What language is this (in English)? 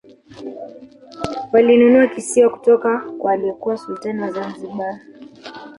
Swahili